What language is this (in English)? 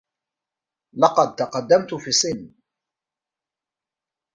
Arabic